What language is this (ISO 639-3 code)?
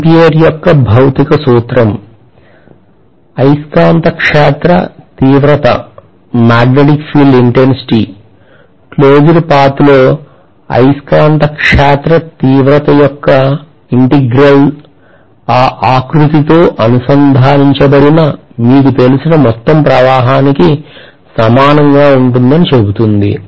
tel